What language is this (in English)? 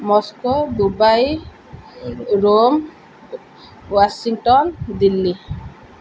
Odia